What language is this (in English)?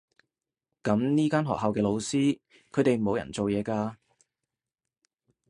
Cantonese